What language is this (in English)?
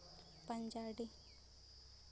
Santali